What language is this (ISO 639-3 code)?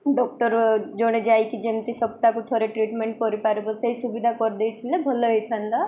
ori